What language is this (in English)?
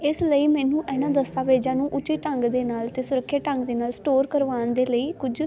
Punjabi